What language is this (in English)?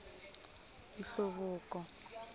Tsonga